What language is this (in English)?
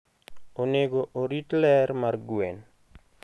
Luo (Kenya and Tanzania)